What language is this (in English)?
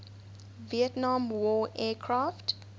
English